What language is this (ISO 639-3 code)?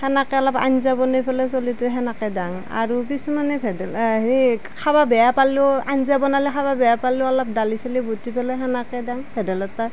asm